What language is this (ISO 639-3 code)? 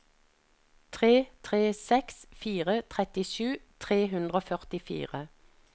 nor